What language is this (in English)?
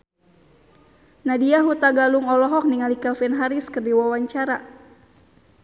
Sundanese